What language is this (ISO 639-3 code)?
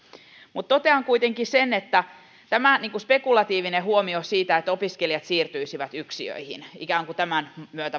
fin